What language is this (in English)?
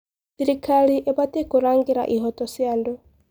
Kikuyu